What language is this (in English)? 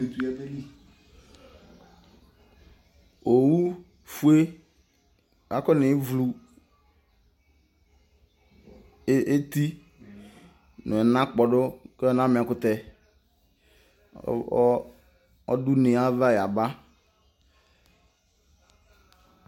Ikposo